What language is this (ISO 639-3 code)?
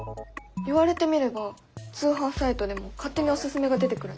jpn